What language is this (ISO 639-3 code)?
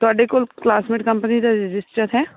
pan